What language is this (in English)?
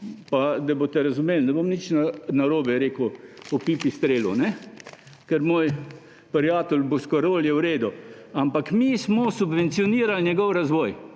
Slovenian